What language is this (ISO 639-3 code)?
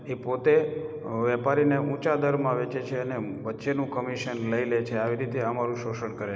guj